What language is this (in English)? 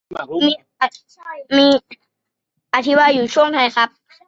Thai